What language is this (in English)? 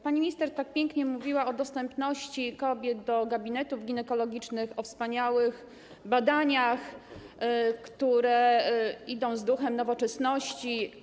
Polish